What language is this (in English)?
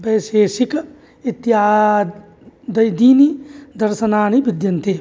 Sanskrit